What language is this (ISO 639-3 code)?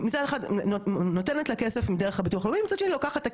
heb